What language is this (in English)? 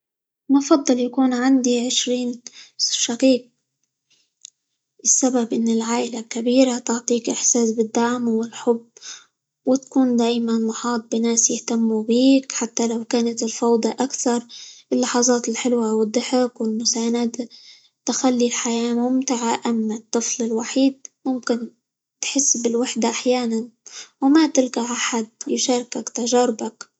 Libyan Arabic